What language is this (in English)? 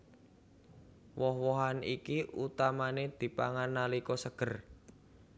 Javanese